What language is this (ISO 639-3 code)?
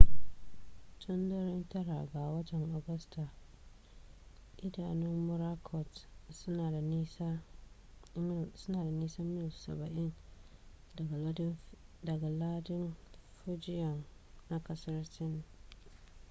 hau